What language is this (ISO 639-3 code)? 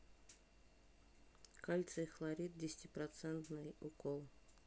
rus